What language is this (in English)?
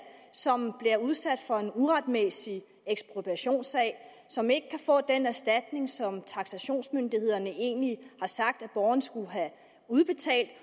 Danish